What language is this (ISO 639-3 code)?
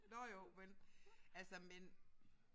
dan